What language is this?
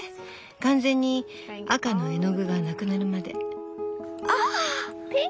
Japanese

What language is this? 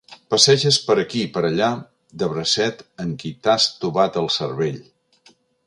Catalan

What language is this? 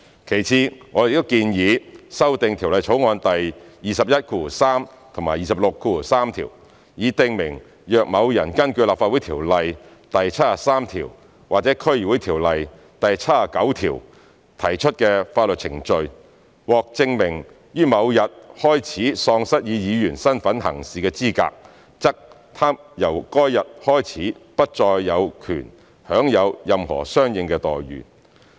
Cantonese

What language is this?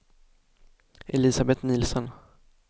Swedish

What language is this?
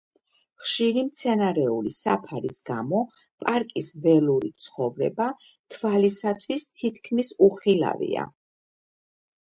Georgian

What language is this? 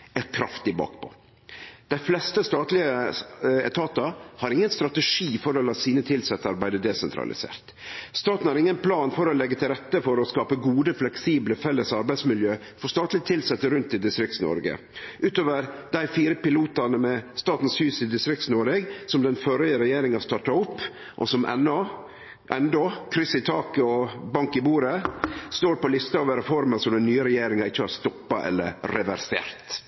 Norwegian Nynorsk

